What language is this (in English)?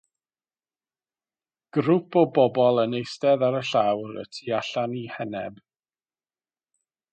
Welsh